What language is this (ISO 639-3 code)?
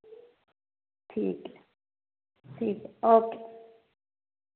doi